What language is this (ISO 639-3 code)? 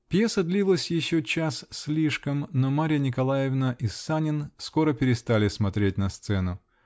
rus